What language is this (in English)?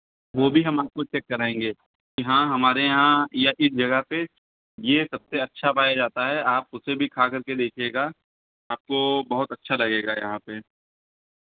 Hindi